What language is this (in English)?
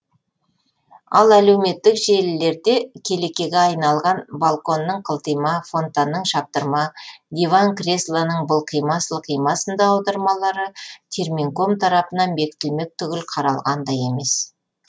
Kazakh